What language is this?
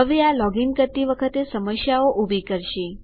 Gujarati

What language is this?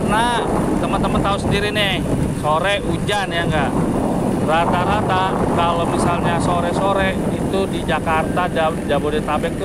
Indonesian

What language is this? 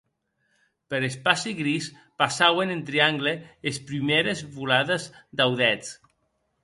Occitan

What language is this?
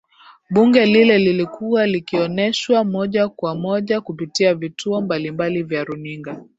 Swahili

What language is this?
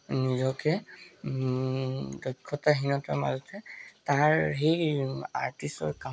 Assamese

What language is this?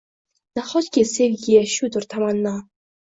Uzbek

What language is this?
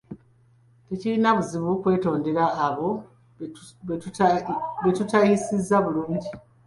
Ganda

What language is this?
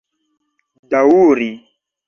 Esperanto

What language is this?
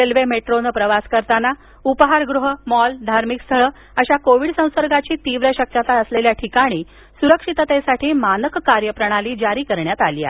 Marathi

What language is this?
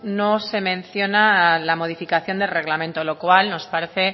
Spanish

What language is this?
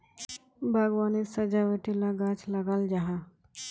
Magahi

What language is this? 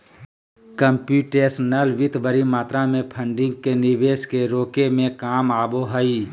Magahi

